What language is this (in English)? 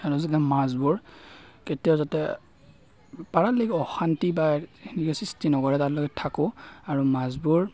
Assamese